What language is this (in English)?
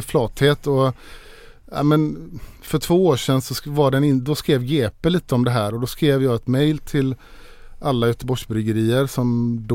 Swedish